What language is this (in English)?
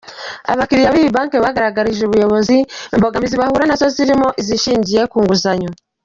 Kinyarwanda